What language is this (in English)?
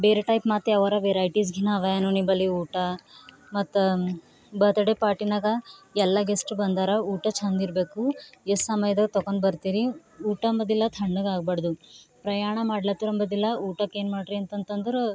Kannada